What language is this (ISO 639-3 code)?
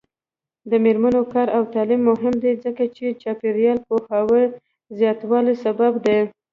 pus